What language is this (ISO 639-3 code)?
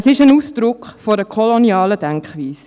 gsw